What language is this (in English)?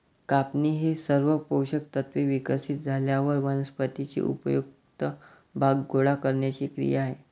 Marathi